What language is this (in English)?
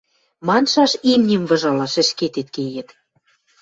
Western Mari